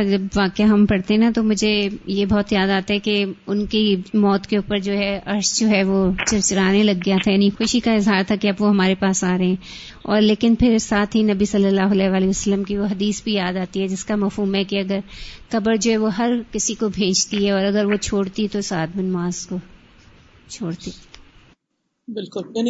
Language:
Urdu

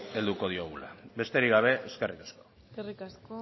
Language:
Basque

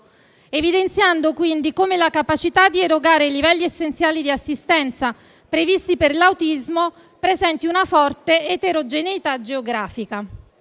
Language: Italian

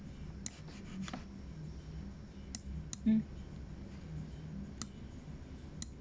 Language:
English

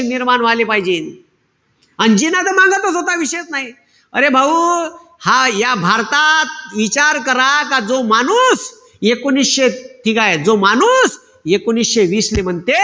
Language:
Marathi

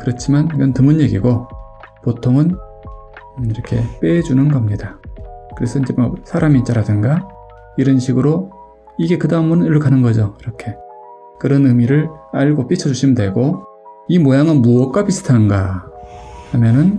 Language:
Korean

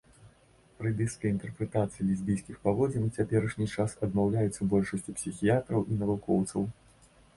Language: Belarusian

